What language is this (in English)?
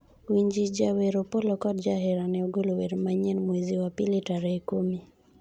Luo (Kenya and Tanzania)